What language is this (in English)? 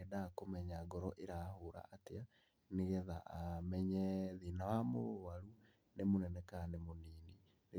Kikuyu